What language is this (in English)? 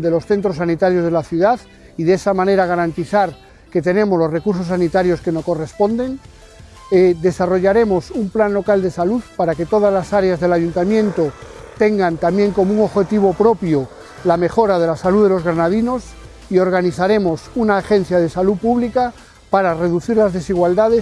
Spanish